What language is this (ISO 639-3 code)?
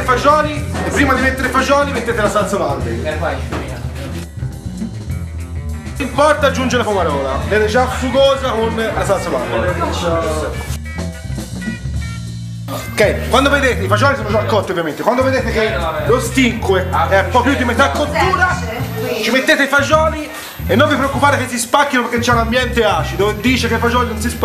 ita